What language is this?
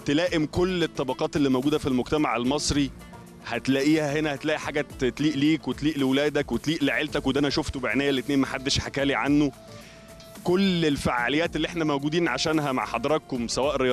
Arabic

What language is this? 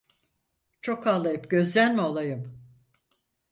Turkish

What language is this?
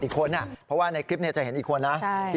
Thai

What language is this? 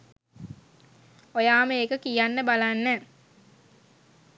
Sinhala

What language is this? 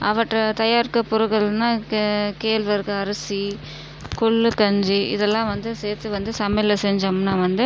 Tamil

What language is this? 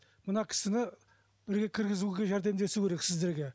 Kazakh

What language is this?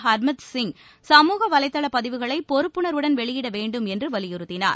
Tamil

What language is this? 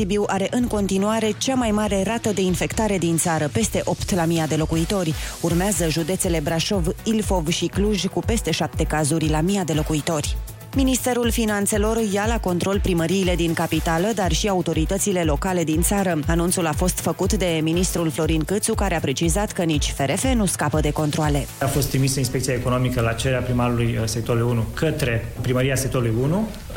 Romanian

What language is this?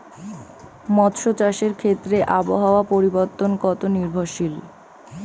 Bangla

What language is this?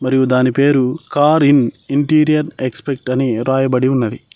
Telugu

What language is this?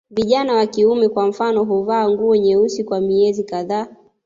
Swahili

